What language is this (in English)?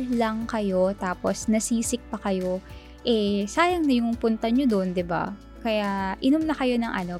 Filipino